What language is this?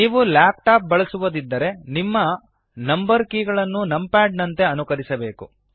Kannada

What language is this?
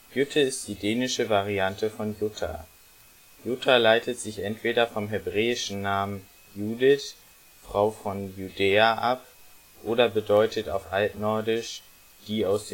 German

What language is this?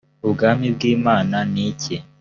Kinyarwanda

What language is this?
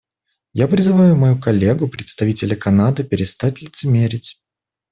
Russian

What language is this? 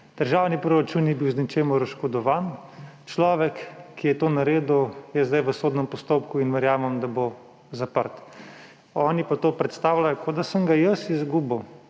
Slovenian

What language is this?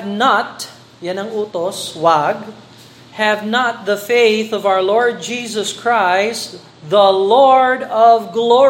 Filipino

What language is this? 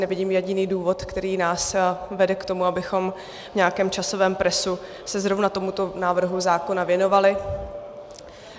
Czech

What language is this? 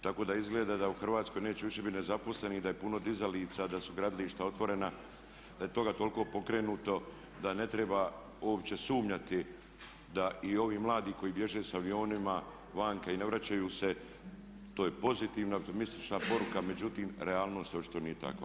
Croatian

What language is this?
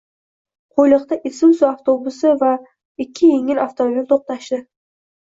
Uzbek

